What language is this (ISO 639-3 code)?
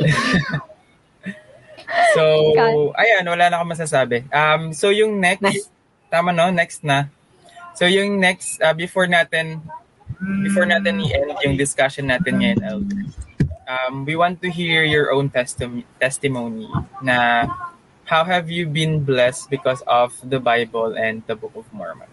fil